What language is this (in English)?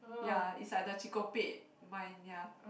English